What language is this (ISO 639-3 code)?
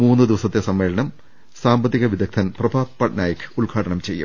mal